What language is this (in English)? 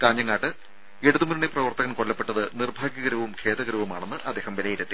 Malayalam